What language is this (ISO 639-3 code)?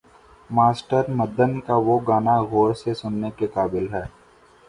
urd